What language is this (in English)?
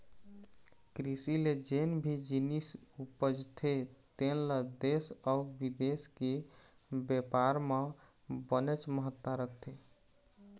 Chhattisgarhi